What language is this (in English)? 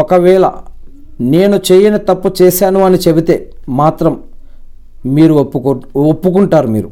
Telugu